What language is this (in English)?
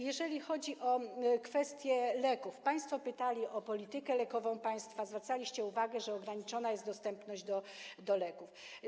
Polish